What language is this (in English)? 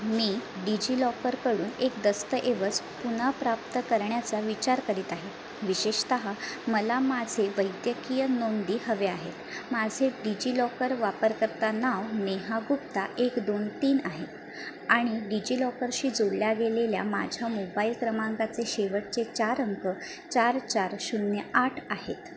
Marathi